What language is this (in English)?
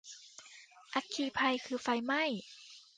Thai